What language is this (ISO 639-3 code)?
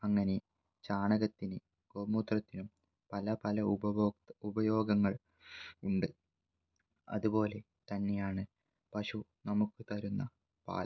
mal